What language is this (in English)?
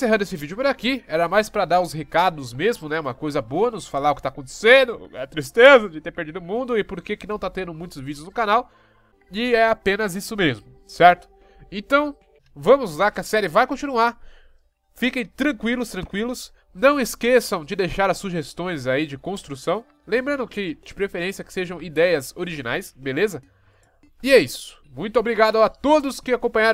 Portuguese